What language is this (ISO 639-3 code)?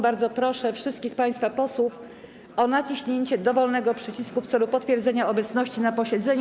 pol